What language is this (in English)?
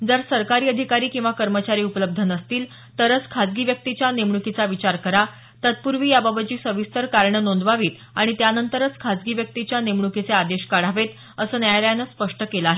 Marathi